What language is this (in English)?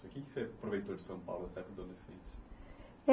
Portuguese